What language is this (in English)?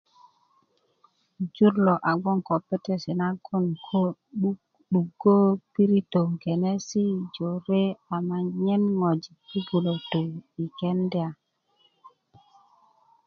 Kuku